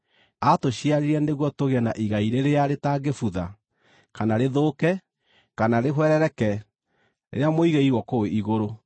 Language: Kikuyu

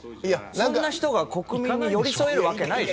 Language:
Japanese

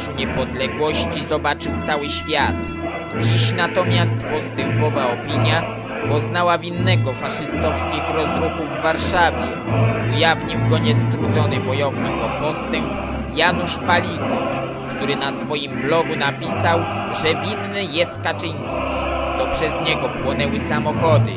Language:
Polish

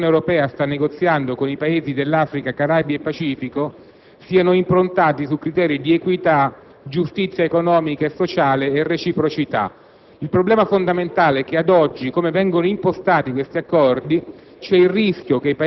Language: Italian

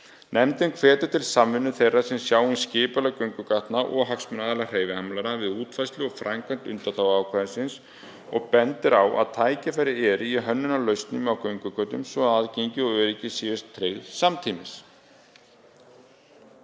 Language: Icelandic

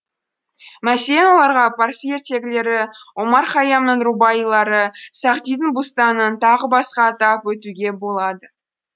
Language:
Kazakh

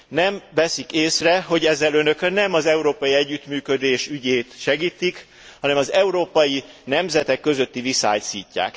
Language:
Hungarian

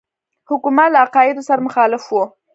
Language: Pashto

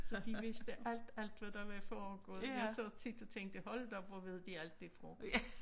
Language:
Danish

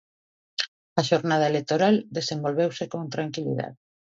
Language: Galician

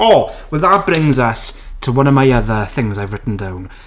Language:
Welsh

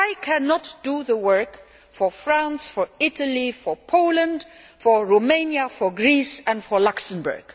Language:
English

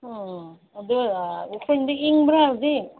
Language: Manipuri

